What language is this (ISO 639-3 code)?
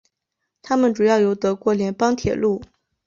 zho